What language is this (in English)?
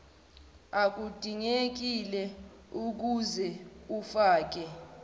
Zulu